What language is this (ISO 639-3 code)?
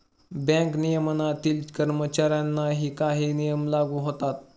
mar